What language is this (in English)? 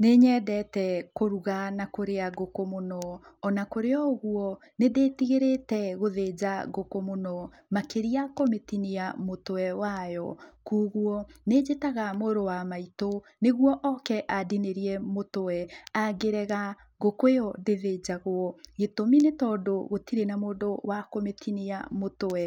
Kikuyu